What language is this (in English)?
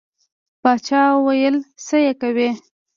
Pashto